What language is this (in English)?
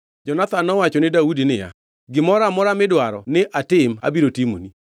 Luo (Kenya and Tanzania)